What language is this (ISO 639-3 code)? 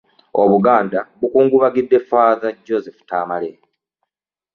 lug